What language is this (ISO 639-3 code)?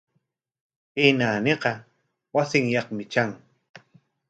qwa